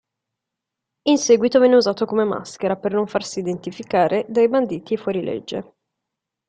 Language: Italian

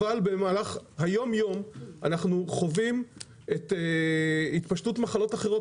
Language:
Hebrew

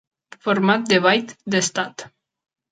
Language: Catalan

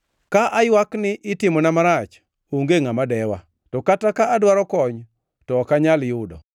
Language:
Luo (Kenya and Tanzania)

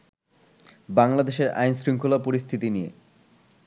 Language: Bangla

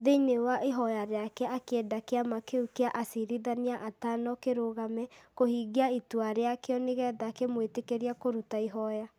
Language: Kikuyu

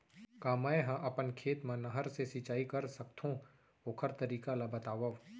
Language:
Chhattisgarhi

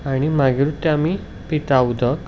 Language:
Konkani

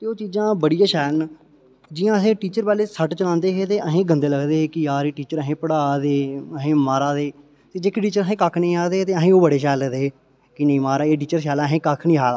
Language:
Dogri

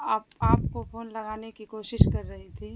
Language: Urdu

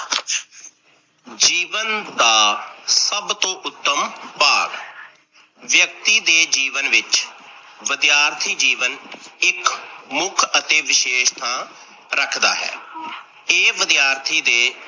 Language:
Punjabi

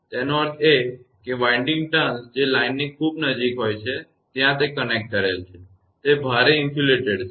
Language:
Gujarati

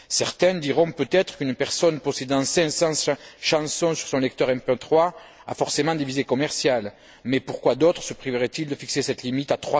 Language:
French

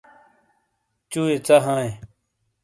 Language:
Shina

